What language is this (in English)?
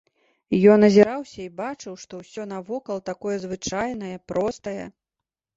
Belarusian